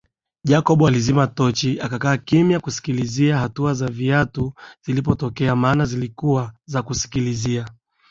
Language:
Swahili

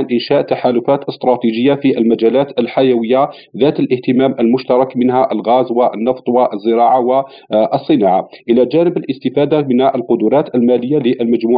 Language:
Arabic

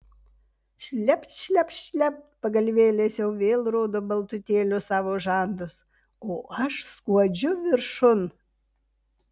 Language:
Lithuanian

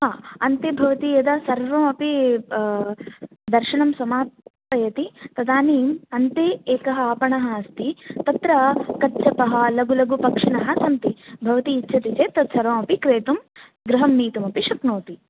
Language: Sanskrit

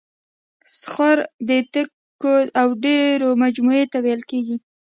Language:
Pashto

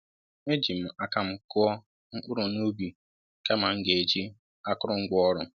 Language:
Igbo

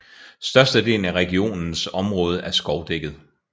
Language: Danish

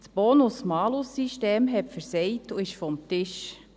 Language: Swiss German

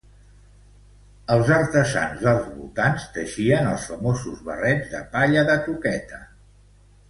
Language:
Catalan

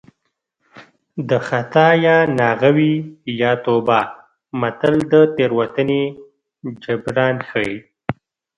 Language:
Pashto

